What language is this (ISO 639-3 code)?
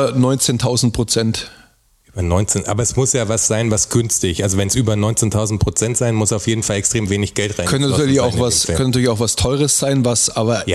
deu